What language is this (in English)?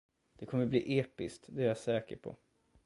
Swedish